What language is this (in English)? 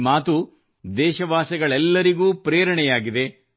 Kannada